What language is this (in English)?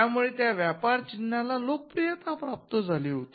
Marathi